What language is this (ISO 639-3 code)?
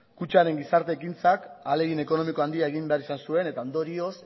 eus